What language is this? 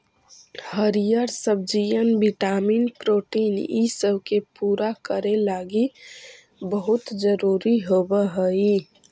Magahi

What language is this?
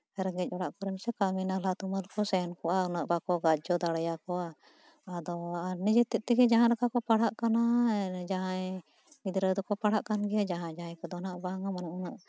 Santali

